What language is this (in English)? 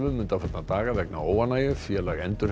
Icelandic